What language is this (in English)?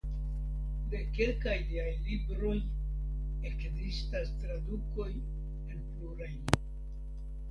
Esperanto